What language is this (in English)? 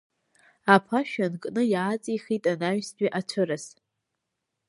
Abkhazian